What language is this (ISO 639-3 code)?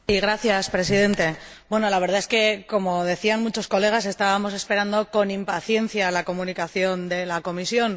spa